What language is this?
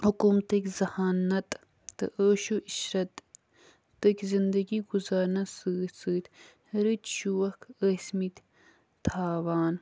Kashmiri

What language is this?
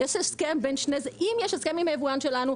Hebrew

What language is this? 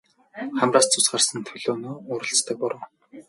Mongolian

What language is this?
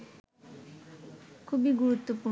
Bangla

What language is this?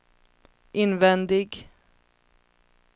Swedish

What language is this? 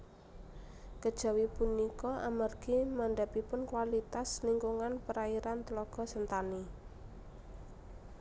Javanese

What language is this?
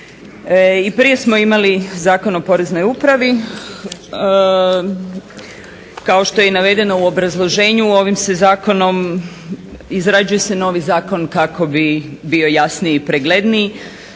Croatian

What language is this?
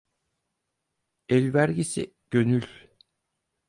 Turkish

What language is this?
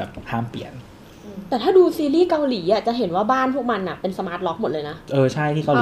Thai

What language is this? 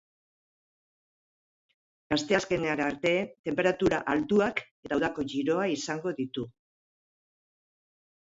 Basque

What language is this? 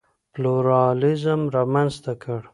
Pashto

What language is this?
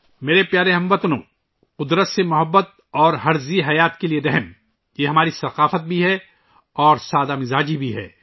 Urdu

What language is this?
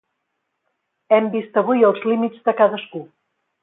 Catalan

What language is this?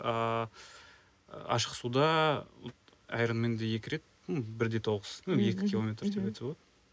Kazakh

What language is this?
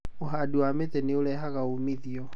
Kikuyu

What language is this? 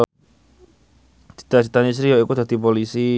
Javanese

